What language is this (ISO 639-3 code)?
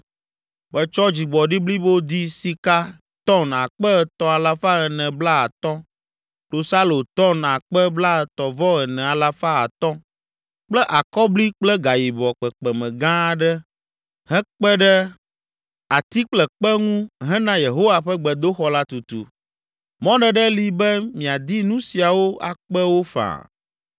ewe